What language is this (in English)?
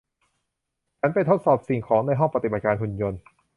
Thai